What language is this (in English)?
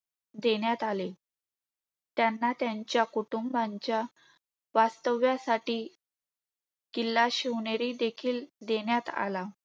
Marathi